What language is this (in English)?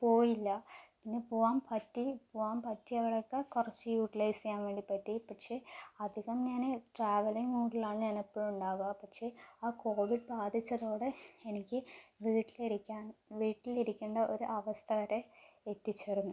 Malayalam